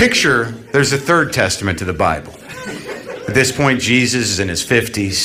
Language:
Slovak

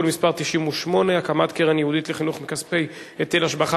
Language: Hebrew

